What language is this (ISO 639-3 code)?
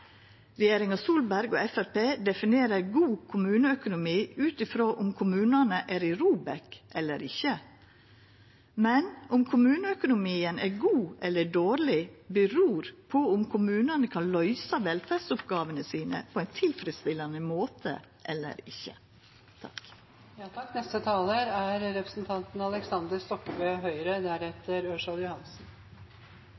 nno